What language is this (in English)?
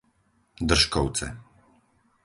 Slovak